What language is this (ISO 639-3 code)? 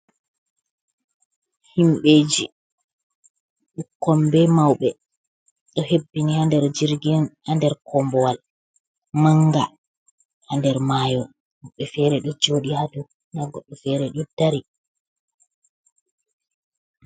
ful